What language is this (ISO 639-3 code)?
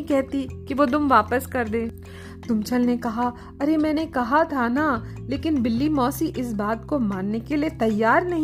hin